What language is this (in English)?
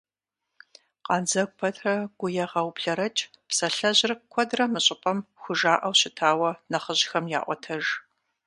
Kabardian